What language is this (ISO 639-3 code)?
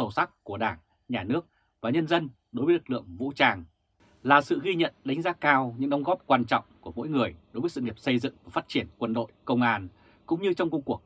vie